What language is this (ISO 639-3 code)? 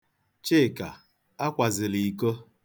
ibo